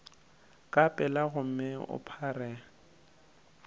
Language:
Northern Sotho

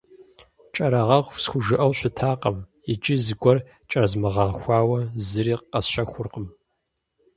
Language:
Kabardian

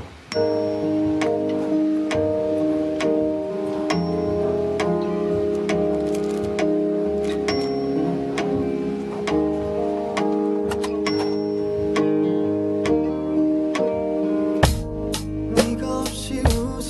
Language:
Korean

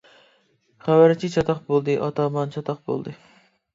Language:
Uyghur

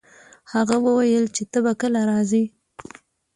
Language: Pashto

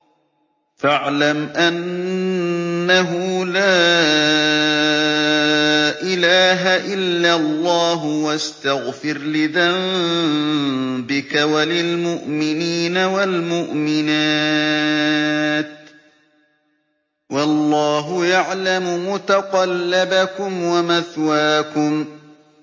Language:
Arabic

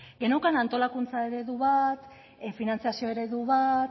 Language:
Basque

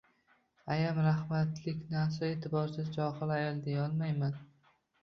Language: Uzbek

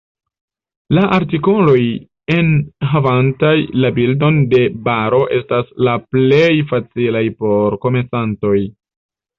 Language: Esperanto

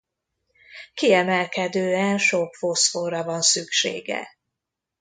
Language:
Hungarian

